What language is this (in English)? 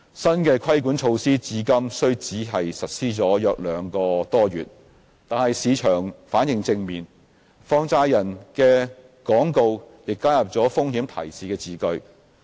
Cantonese